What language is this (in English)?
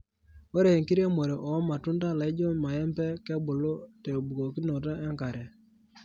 Masai